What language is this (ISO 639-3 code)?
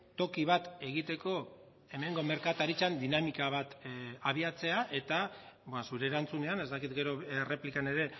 eus